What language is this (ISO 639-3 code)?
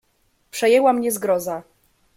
pol